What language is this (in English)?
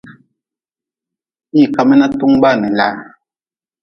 Nawdm